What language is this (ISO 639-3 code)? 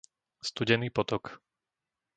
slk